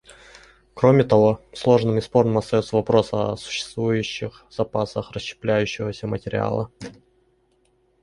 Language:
Russian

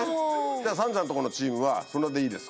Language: Japanese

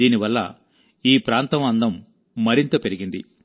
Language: Telugu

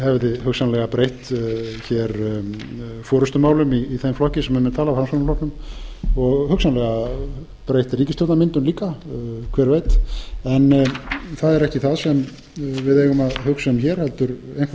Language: Icelandic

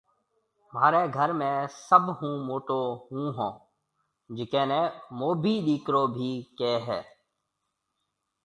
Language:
Marwari (Pakistan)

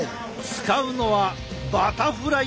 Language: Japanese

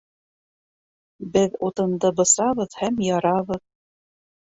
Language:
Bashkir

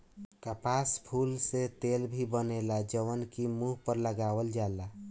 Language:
Bhojpuri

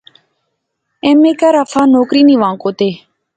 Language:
Pahari-Potwari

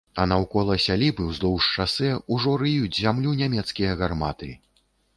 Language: Belarusian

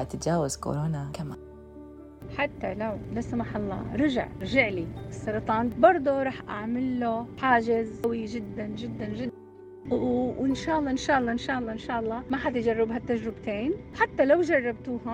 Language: Arabic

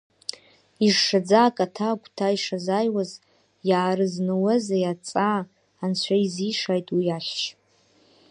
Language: Abkhazian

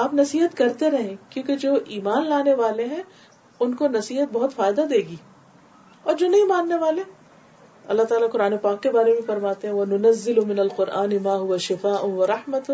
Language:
Urdu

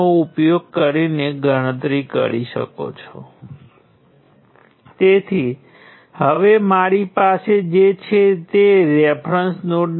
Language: Gujarati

